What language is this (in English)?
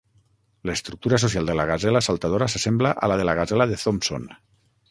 Catalan